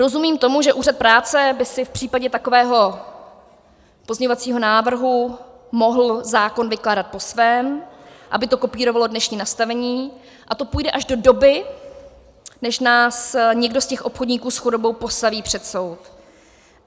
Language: Czech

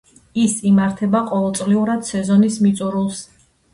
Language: Georgian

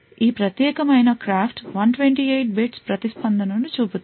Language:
Telugu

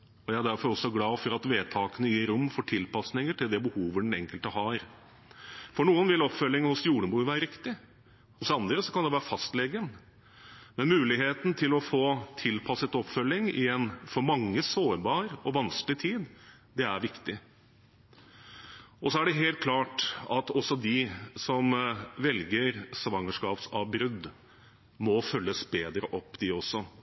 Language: Norwegian Bokmål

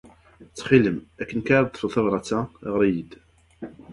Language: Kabyle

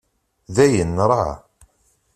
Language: Kabyle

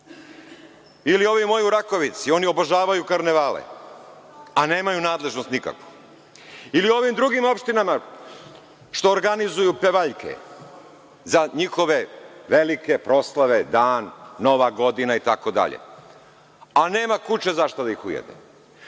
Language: Serbian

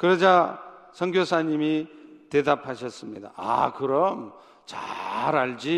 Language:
Korean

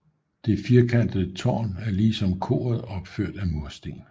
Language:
Danish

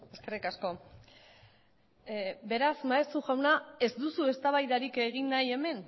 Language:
Basque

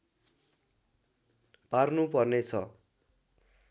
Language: Nepali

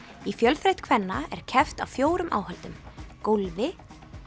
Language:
Icelandic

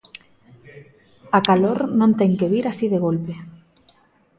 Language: Galician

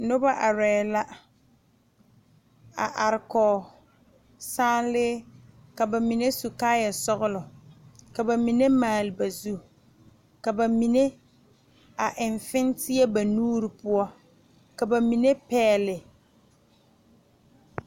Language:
Southern Dagaare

